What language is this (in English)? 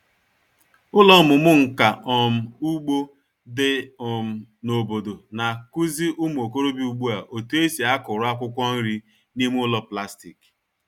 Igbo